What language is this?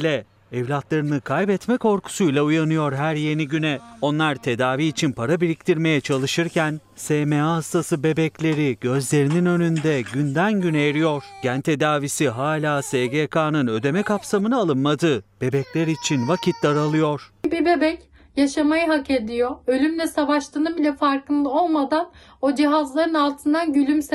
Turkish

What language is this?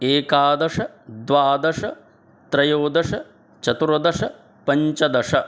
Sanskrit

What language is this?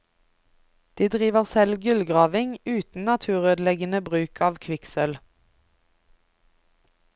Norwegian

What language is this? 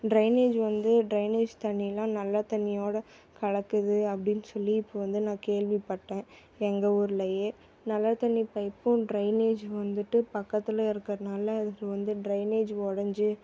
Tamil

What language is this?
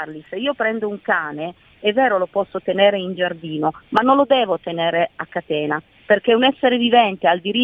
Italian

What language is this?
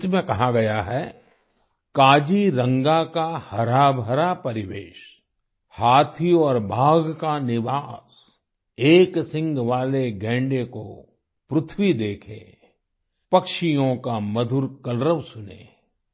Hindi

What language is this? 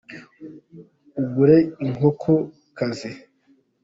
Kinyarwanda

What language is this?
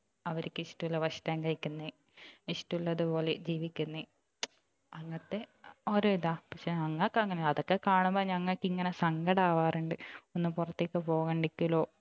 Malayalam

